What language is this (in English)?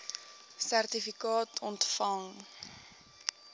Afrikaans